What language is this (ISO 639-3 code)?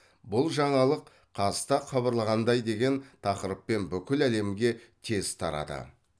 kaz